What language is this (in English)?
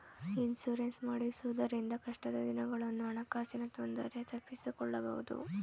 Kannada